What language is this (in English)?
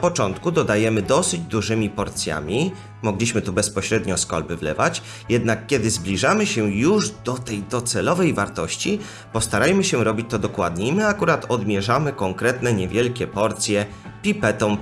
Polish